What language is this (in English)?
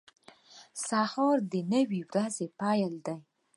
Pashto